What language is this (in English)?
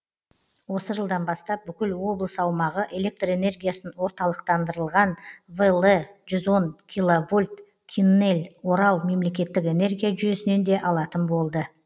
Kazakh